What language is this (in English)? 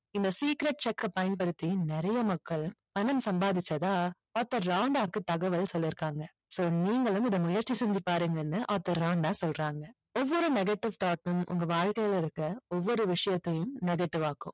Tamil